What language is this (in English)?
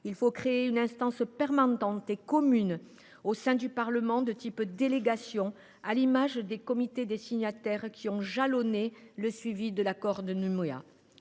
French